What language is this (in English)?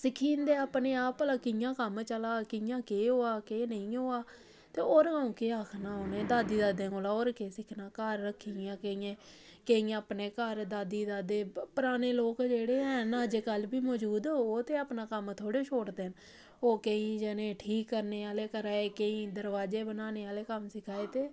Dogri